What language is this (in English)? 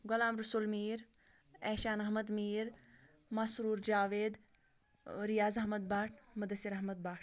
Kashmiri